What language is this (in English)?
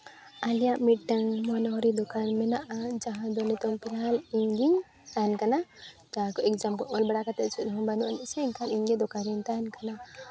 Santali